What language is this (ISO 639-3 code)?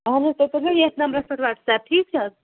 kas